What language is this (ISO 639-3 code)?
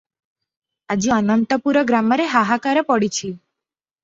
ori